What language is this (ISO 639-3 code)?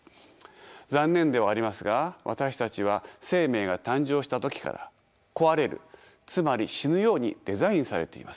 jpn